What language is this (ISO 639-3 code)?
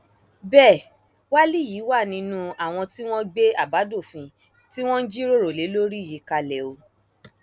yor